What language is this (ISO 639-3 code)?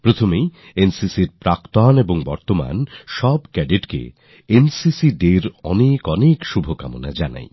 ben